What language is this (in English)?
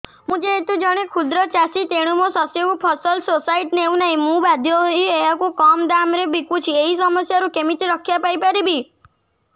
Odia